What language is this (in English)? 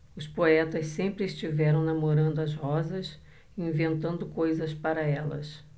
Portuguese